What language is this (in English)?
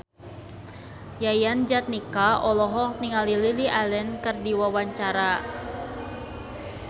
Sundanese